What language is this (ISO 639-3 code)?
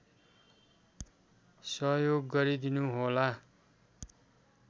nep